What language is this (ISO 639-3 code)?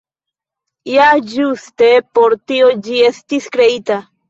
epo